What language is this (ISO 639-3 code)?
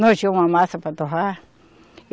por